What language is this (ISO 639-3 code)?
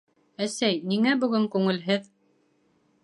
bak